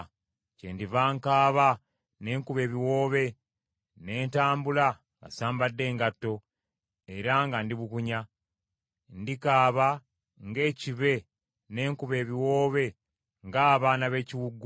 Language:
Ganda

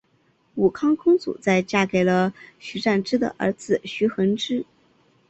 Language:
Chinese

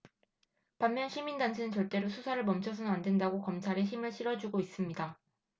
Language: Korean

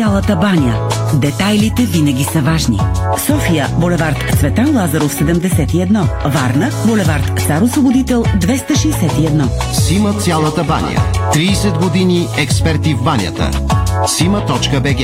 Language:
Bulgarian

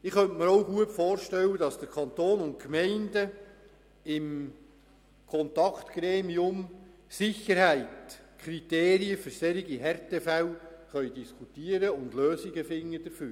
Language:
Swiss German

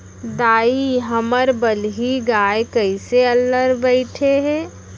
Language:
Chhattisgarhi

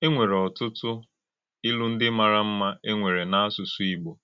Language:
Igbo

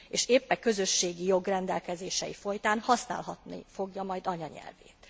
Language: Hungarian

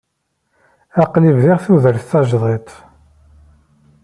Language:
Kabyle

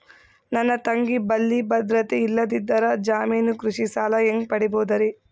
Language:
Kannada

